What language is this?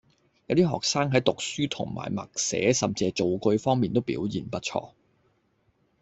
Cantonese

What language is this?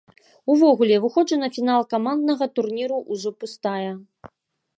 Belarusian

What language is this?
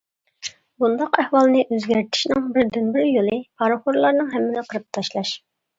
Uyghur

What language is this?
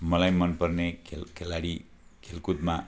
Nepali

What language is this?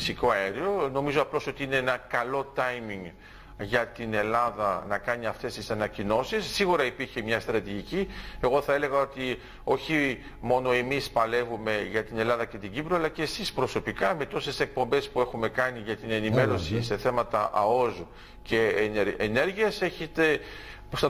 Greek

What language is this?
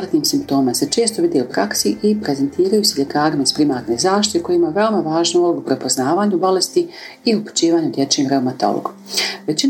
Croatian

